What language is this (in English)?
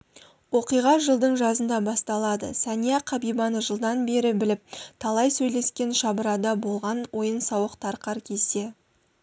Kazakh